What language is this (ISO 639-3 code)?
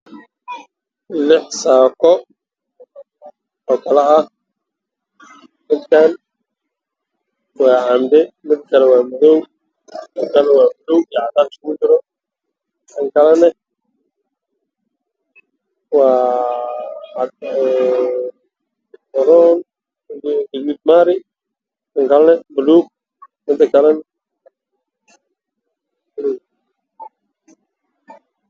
som